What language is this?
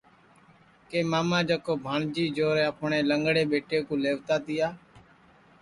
Sansi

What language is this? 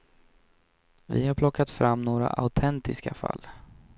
Swedish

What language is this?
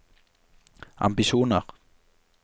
Norwegian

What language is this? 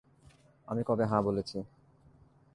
Bangla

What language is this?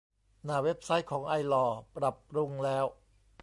Thai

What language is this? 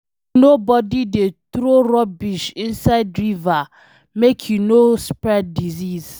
Nigerian Pidgin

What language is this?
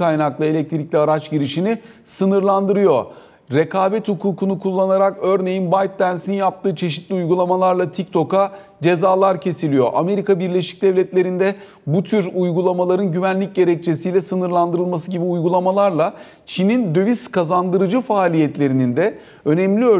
Turkish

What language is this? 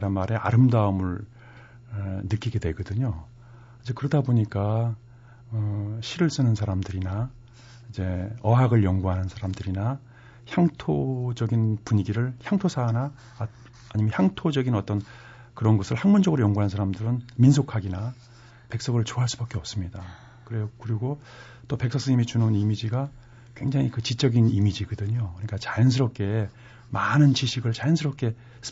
Korean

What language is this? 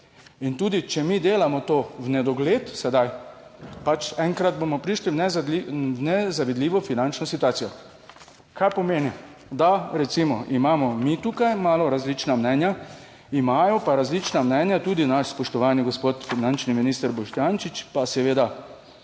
Slovenian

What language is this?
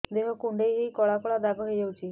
Odia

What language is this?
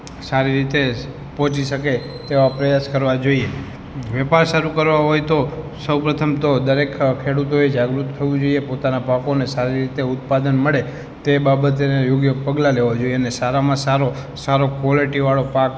Gujarati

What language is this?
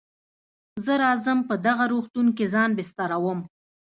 Pashto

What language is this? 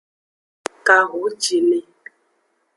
Aja (Benin)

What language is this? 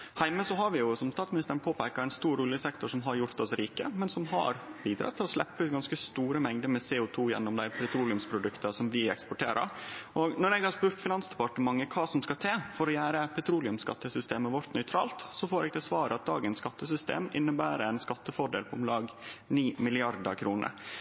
Norwegian Nynorsk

